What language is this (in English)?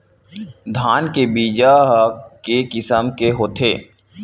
Chhattisgarhi